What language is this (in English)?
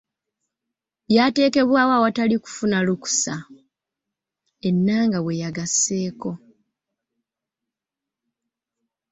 Ganda